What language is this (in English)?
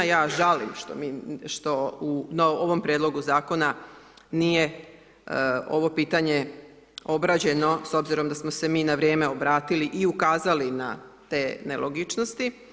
Croatian